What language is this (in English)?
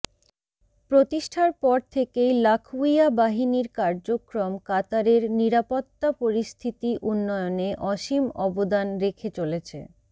Bangla